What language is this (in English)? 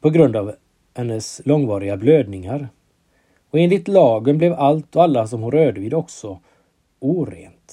Swedish